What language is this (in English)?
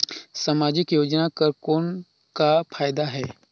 Chhattisgarhi